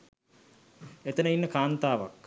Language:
Sinhala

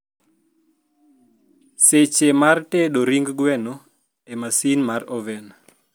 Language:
Luo (Kenya and Tanzania)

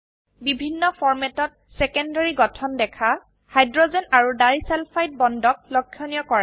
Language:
Assamese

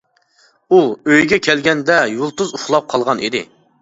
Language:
Uyghur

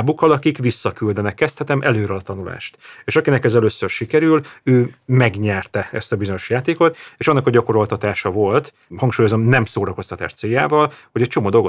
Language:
Hungarian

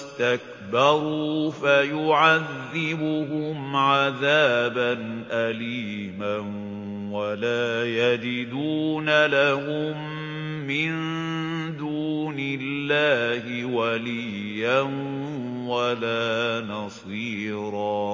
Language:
Arabic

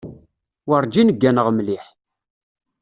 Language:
Kabyle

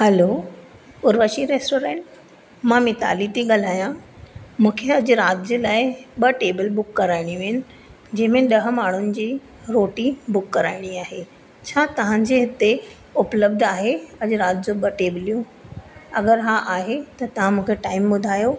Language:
Sindhi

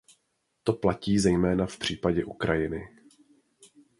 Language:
Czech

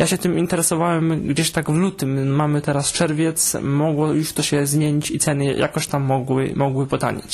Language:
Polish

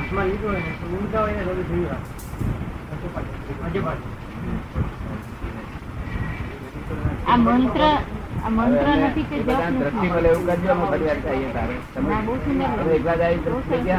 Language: Gujarati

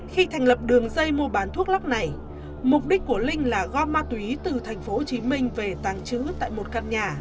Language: Vietnamese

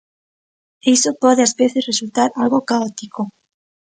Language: Galician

